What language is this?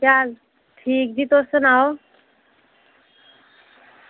Dogri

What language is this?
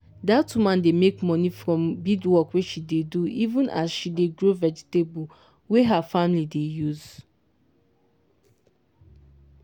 Nigerian Pidgin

